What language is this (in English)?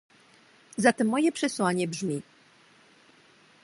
Polish